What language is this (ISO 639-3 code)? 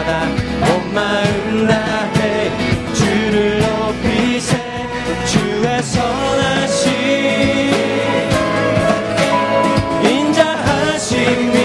kor